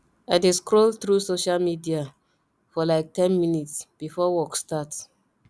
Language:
Nigerian Pidgin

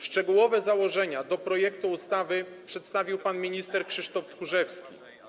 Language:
Polish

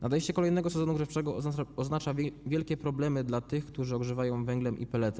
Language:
Polish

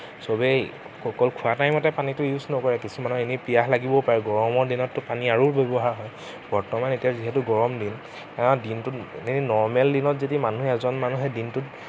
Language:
Assamese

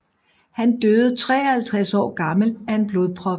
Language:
Danish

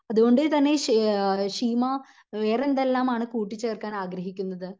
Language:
Malayalam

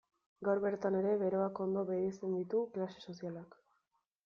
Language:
Basque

